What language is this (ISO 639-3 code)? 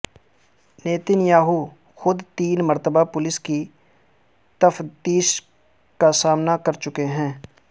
urd